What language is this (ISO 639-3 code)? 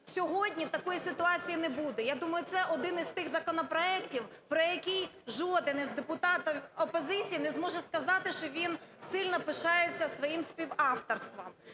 ukr